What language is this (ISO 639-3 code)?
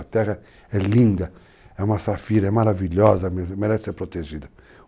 por